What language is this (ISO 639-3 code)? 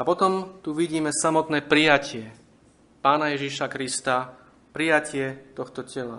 slk